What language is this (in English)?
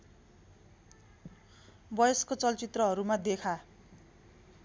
Nepali